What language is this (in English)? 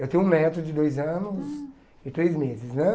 Portuguese